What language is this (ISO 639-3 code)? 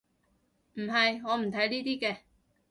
yue